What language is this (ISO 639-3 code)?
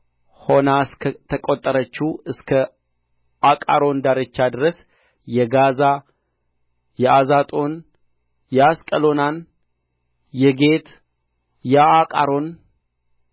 amh